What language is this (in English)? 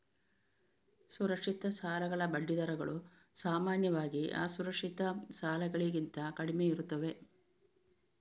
Kannada